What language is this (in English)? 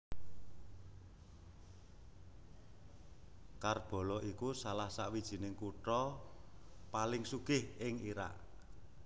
Javanese